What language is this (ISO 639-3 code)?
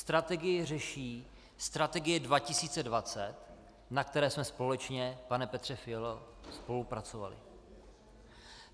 ces